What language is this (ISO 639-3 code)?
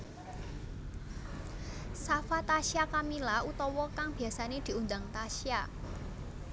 jav